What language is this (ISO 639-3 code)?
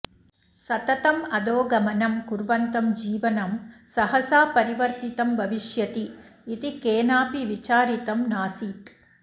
san